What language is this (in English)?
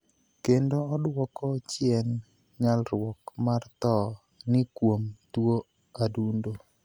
Luo (Kenya and Tanzania)